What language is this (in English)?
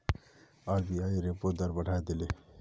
Magahi